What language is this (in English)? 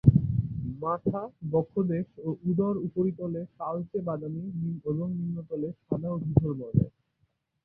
Bangla